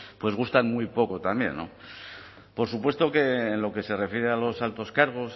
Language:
Spanish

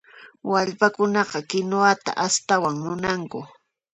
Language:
Puno Quechua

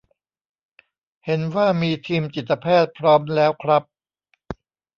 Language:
Thai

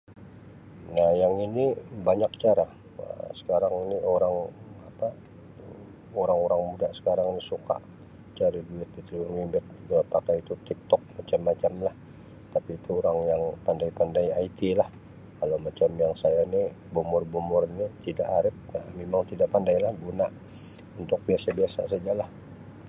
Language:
Sabah Malay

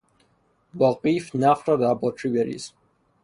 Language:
Persian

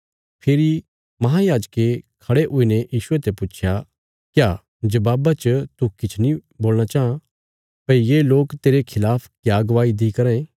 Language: Bilaspuri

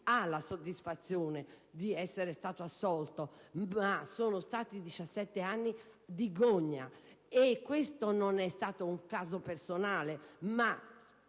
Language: Italian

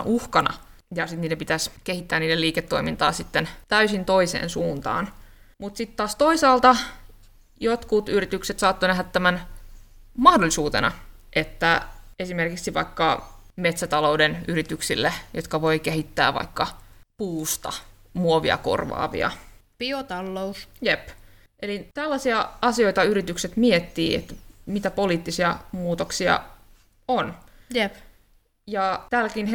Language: Finnish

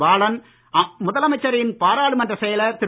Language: Tamil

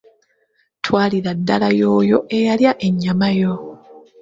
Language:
Ganda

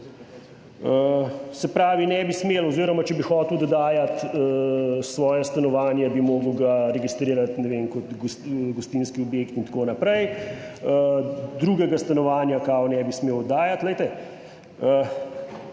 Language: Slovenian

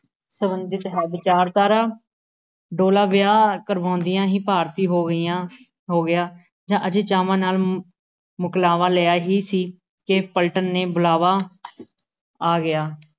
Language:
Punjabi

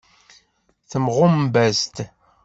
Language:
Kabyle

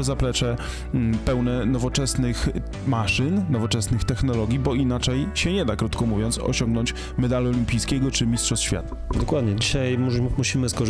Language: Polish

